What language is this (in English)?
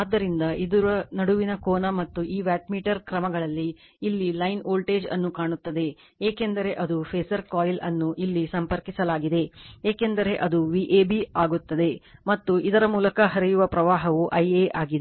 Kannada